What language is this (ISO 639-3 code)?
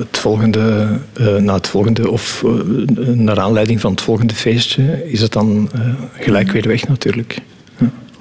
nld